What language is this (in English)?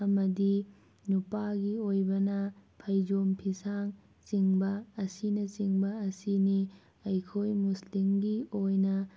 Manipuri